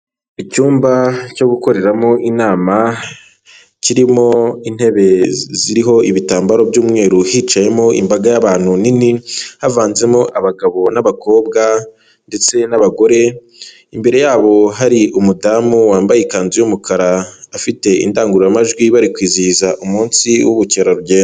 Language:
Kinyarwanda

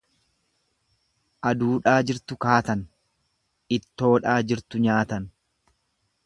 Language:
Oromo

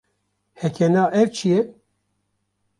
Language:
Kurdish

